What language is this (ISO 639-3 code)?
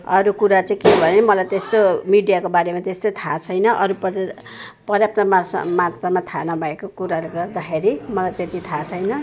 nep